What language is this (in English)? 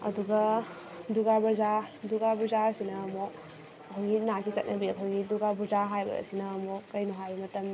Manipuri